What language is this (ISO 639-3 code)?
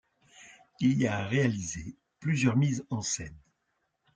fra